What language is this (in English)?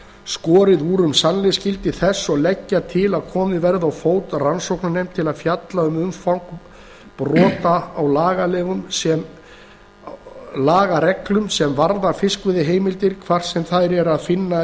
Icelandic